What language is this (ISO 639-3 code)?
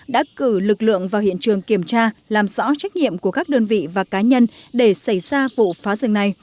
vie